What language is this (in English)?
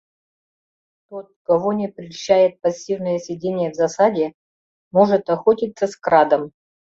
Mari